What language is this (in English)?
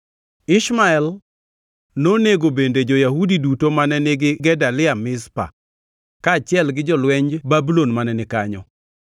Luo (Kenya and Tanzania)